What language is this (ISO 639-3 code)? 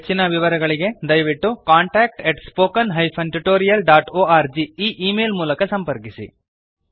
kan